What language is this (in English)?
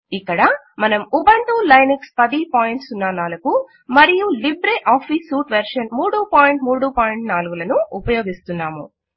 Telugu